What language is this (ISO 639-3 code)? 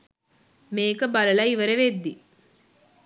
sin